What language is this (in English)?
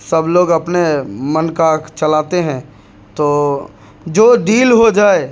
Urdu